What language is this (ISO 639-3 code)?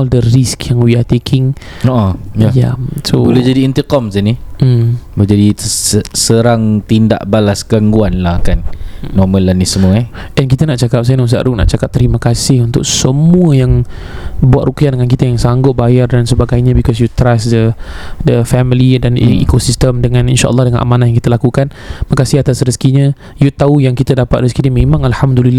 msa